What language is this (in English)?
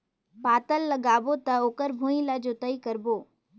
Chhattisgarhi